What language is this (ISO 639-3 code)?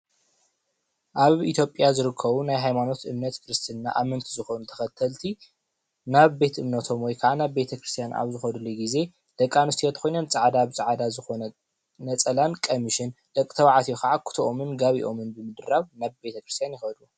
tir